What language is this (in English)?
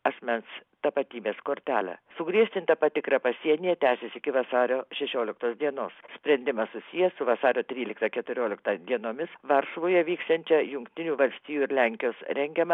Lithuanian